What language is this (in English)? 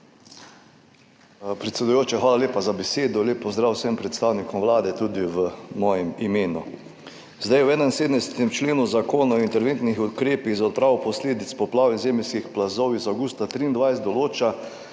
Slovenian